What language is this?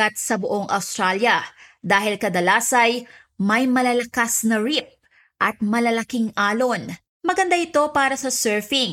Filipino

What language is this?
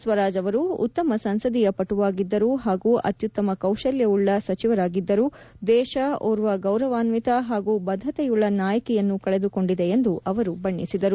Kannada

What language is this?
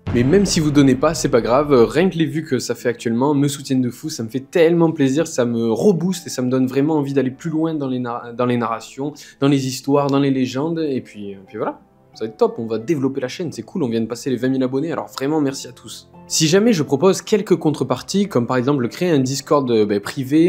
French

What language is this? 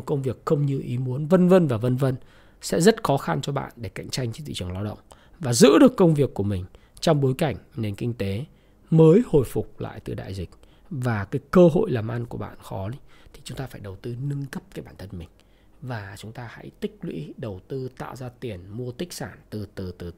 Vietnamese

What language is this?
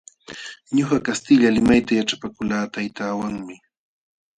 Jauja Wanca Quechua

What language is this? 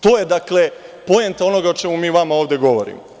Serbian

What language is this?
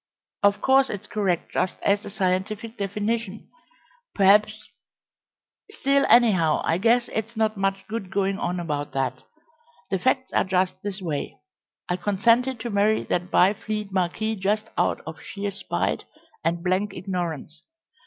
English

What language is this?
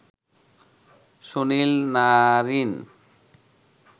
Bangla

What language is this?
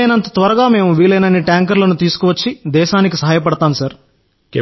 Telugu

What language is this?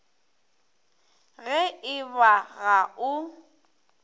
Northern Sotho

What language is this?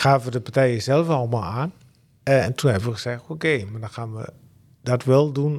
Dutch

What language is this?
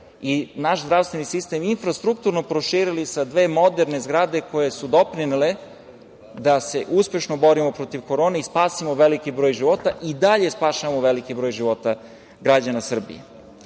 Serbian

